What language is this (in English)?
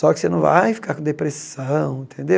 Portuguese